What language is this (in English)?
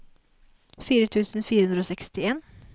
Norwegian